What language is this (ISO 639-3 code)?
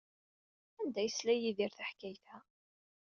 kab